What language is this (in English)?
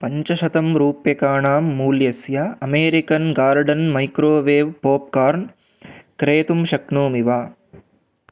Sanskrit